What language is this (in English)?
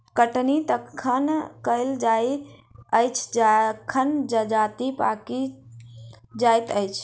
Maithili